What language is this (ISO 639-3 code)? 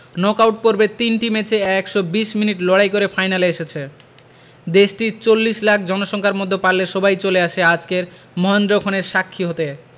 ben